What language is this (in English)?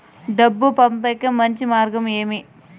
Telugu